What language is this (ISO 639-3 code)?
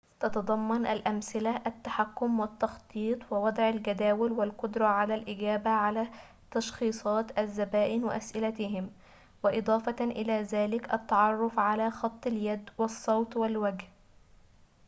ara